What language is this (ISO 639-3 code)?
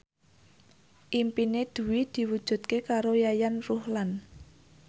jav